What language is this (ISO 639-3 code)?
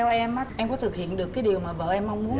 vie